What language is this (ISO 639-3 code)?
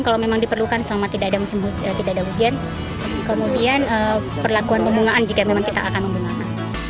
ind